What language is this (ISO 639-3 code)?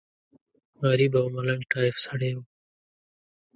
pus